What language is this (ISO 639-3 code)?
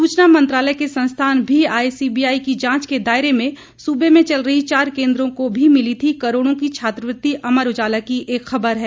hin